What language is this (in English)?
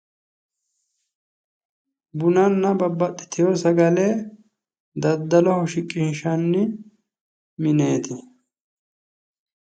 Sidamo